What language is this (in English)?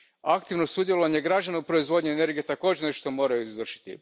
Croatian